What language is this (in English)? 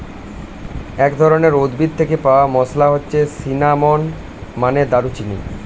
Bangla